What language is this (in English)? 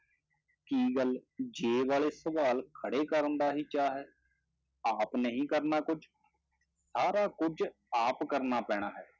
Punjabi